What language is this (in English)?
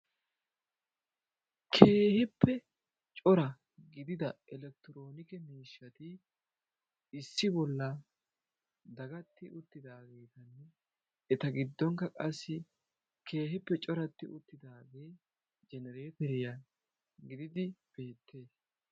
Wolaytta